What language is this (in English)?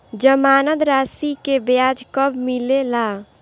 Bhojpuri